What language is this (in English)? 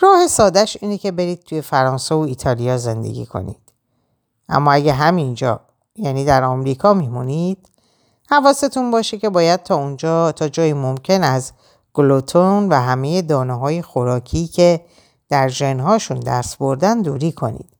Persian